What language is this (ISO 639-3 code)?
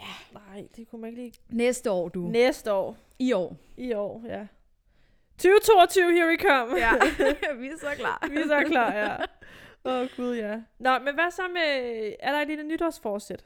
dan